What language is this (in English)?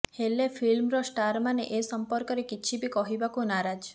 Odia